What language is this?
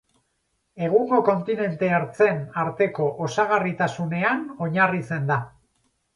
Basque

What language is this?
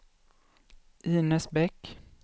Swedish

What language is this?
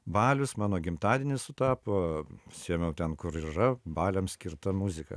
Lithuanian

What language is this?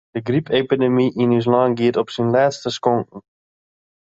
Western Frisian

